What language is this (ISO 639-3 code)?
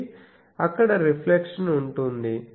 tel